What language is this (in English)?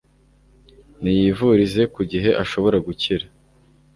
Kinyarwanda